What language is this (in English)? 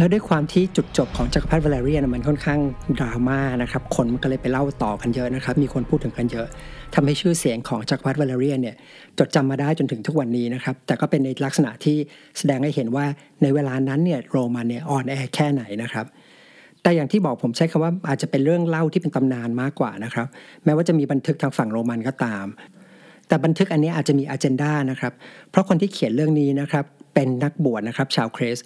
Thai